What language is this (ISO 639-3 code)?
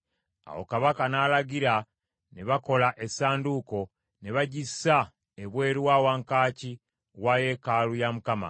lug